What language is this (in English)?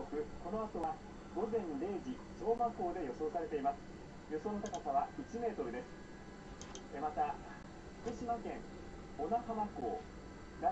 Japanese